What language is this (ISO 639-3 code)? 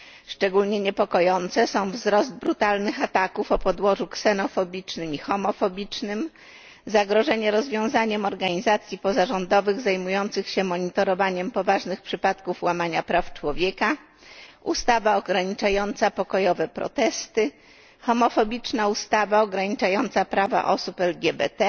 pol